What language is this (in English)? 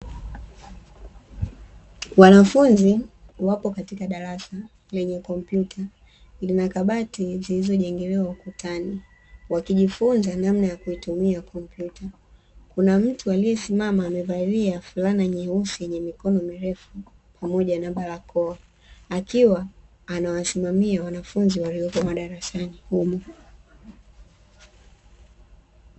Swahili